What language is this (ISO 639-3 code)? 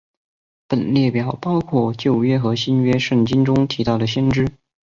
zho